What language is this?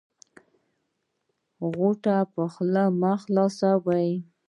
Pashto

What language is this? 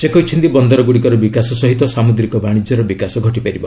Odia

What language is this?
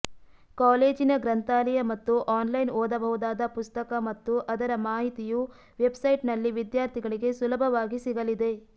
Kannada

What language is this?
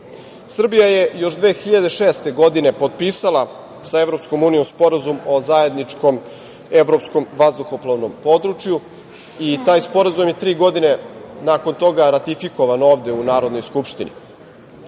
Serbian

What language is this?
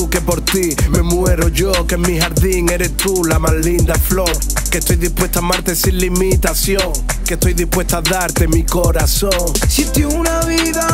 Spanish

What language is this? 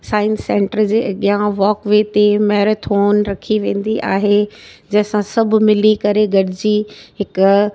Sindhi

